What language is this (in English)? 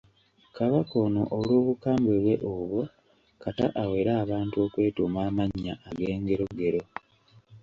Ganda